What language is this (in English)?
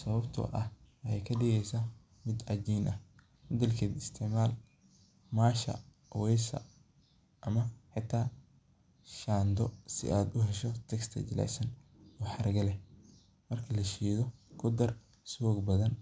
Somali